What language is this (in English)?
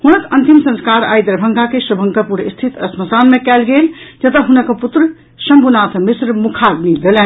Maithili